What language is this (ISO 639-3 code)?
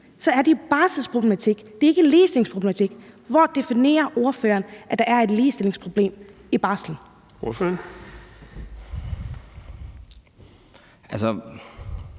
dan